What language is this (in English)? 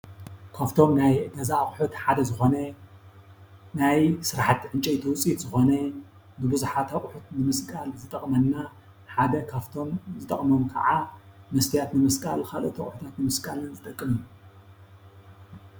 Tigrinya